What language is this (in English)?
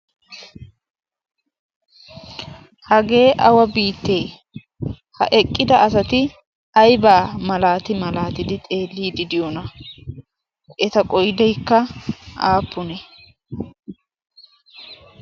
Wolaytta